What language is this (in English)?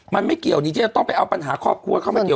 Thai